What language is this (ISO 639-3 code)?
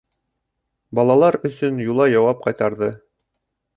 bak